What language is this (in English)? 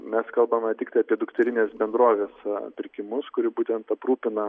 Lithuanian